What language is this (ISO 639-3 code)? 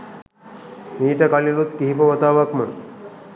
sin